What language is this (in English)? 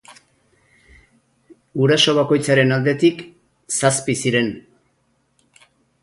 Basque